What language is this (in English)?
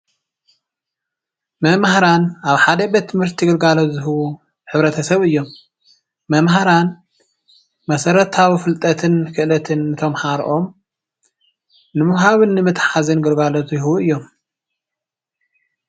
Tigrinya